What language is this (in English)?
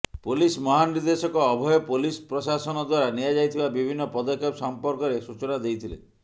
Odia